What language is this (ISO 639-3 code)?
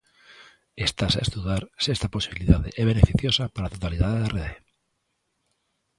glg